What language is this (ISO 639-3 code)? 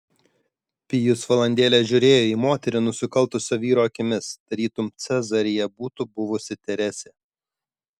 lit